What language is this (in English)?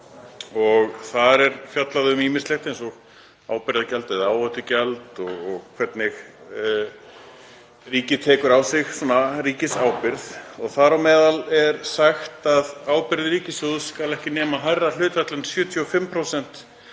Icelandic